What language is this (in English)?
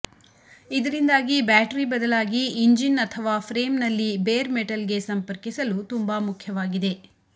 Kannada